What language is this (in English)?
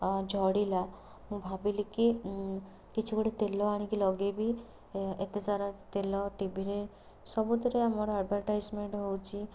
Odia